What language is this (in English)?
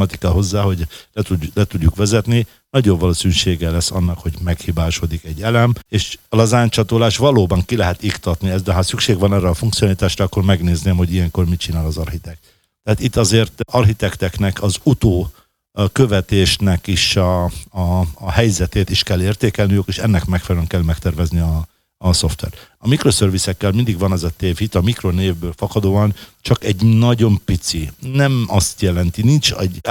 Hungarian